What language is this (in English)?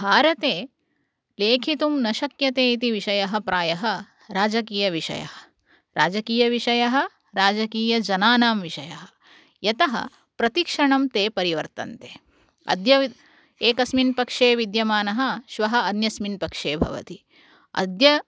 Sanskrit